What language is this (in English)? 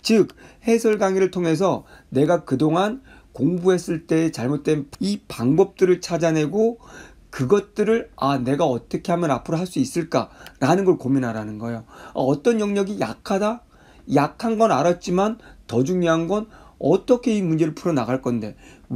Korean